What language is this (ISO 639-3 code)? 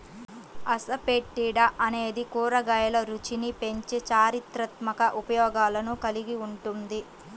tel